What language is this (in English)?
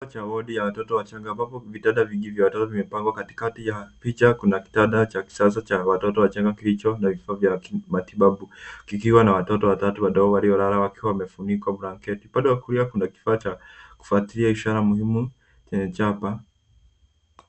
Swahili